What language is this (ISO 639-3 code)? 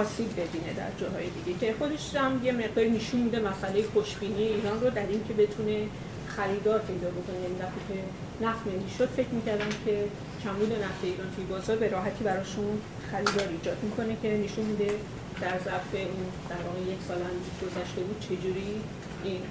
fas